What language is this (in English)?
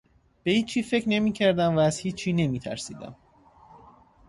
Persian